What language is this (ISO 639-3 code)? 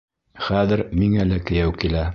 bak